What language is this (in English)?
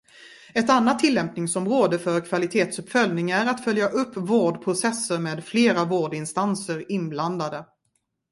Swedish